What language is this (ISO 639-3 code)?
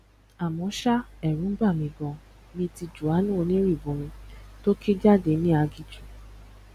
yor